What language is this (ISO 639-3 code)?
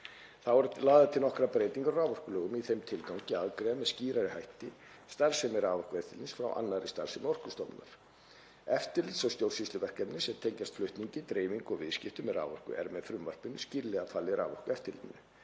isl